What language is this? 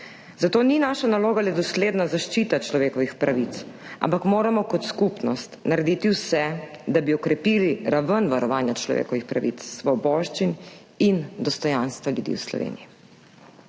Slovenian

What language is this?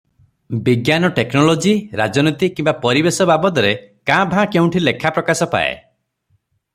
Odia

